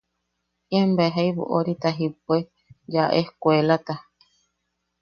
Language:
Yaqui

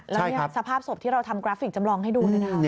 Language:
Thai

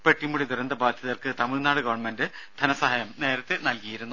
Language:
Malayalam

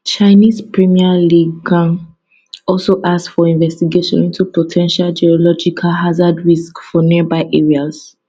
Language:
Nigerian Pidgin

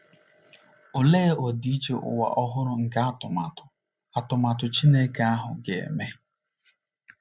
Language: Igbo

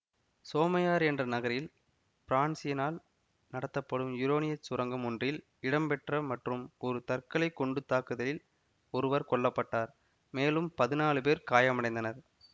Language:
Tamil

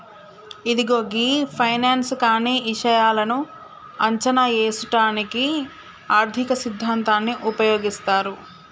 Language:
Telugu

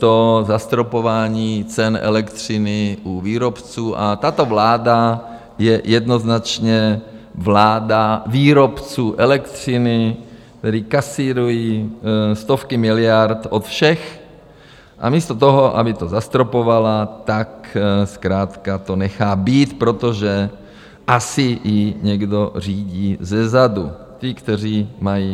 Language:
Czech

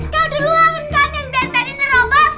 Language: Indonesian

